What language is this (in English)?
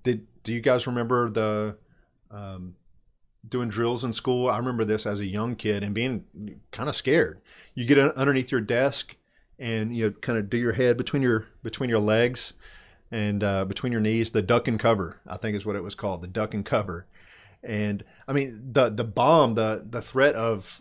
English